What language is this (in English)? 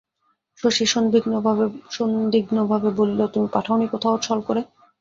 Bangla